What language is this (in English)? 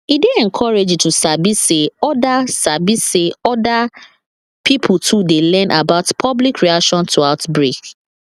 Nigerian Pidgin